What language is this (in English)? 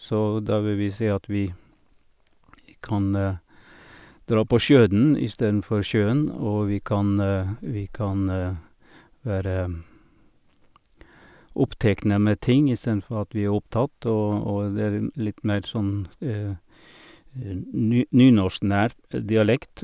Norwegian